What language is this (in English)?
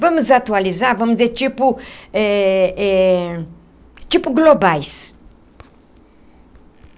Portuguese